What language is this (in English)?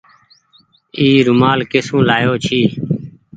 Goaria